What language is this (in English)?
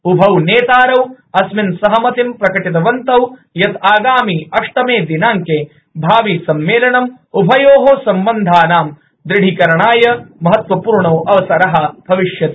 Sanskrit